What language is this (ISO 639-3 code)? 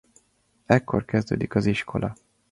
hun